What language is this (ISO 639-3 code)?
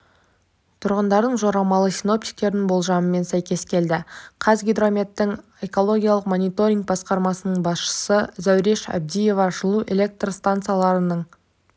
kaz